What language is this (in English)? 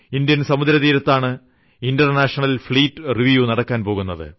Malayalam